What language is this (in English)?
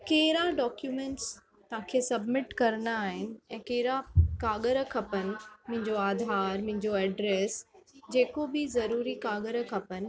Sindhi